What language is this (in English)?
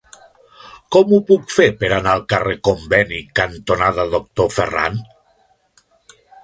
Catalan